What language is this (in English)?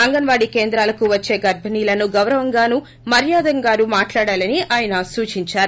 Telugu